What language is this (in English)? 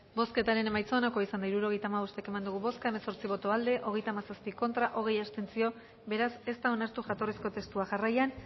Basque